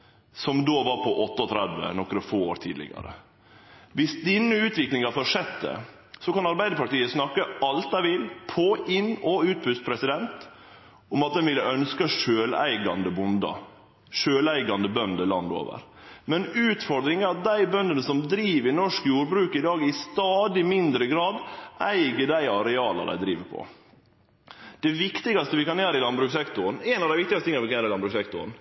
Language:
Norwegian Nynorsk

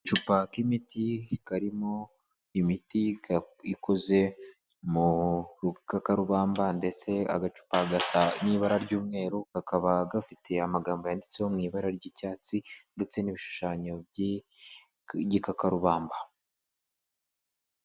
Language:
Kinyarwanda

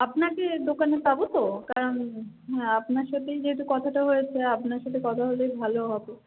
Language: Bangla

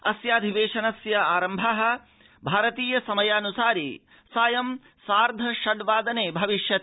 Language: Sanskrit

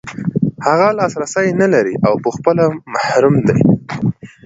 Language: Pashto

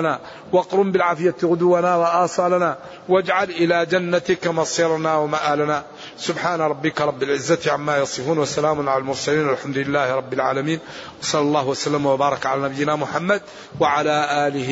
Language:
Arabic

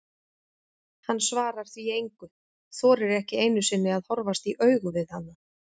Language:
Icelandic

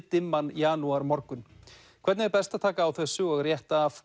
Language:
Icelandic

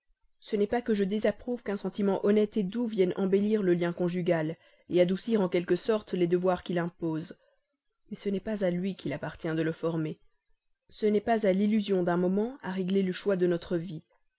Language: French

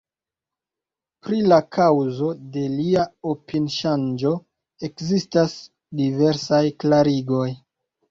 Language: Esperanto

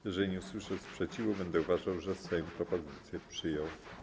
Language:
Polish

